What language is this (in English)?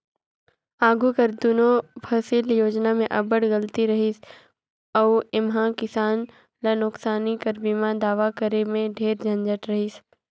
Chhattisgarhi